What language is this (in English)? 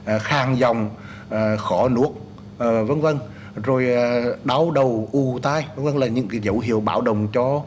Vietnamese